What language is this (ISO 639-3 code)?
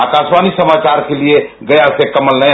hin